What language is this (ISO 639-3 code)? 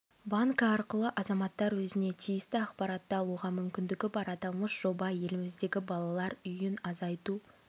kaz